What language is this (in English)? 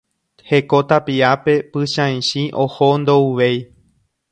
Guarani